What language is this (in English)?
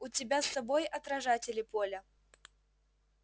Russian